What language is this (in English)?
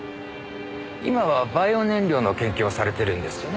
Japanese